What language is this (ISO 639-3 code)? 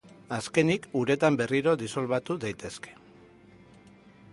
eus